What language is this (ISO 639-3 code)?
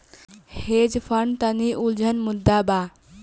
bho